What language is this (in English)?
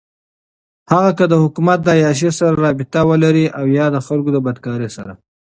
Pashto